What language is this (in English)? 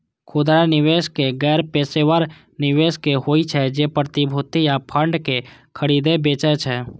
Maithili